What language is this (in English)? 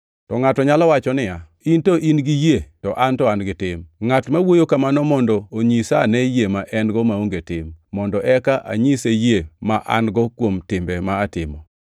Luo (Kenya and Tanzania)